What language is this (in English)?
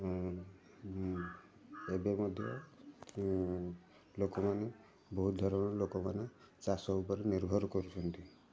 Odia